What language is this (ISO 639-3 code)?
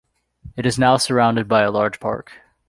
eng